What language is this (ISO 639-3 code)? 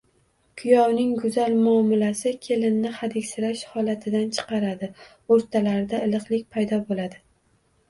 uzb